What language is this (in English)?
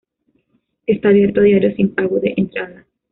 Spanish